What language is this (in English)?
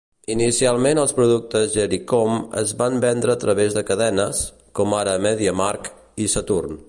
Catalan